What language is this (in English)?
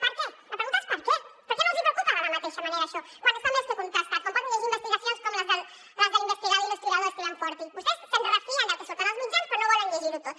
Catalan